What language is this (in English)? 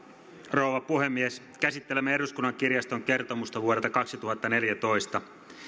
Finnish